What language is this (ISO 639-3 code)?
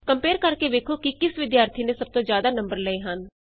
pan